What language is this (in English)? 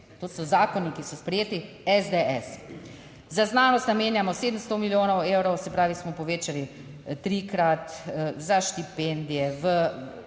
Slovenian